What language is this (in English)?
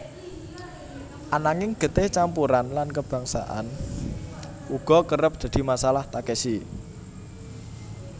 Javanese